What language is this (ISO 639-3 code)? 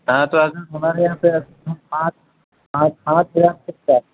urd